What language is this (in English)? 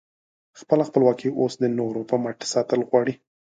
Pashto